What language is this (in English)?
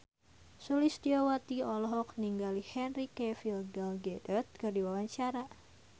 Sundanese